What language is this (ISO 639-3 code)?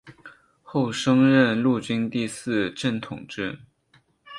zho